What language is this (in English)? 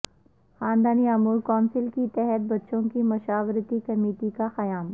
Urdu